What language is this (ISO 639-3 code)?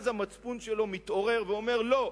heb